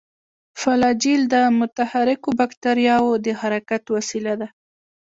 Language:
Pashto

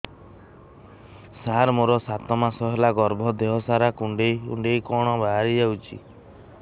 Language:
Odia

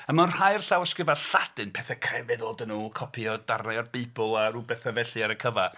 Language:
Welsh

